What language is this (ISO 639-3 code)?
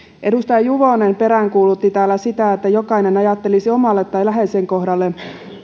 fin